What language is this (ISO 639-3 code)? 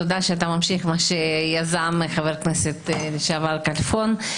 heb